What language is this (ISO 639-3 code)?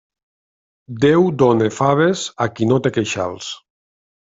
cat